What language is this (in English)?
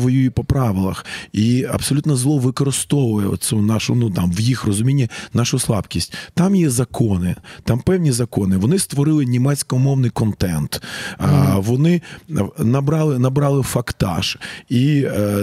Ukrainian